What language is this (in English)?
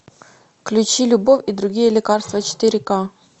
Russian